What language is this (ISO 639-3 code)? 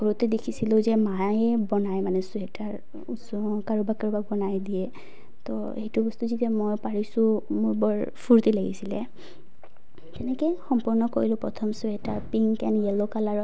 asm